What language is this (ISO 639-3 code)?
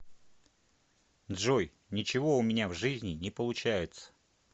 rus